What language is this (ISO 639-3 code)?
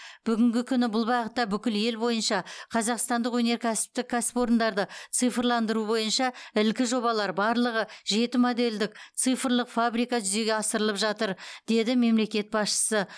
kaz